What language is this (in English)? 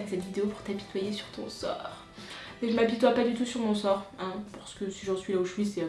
French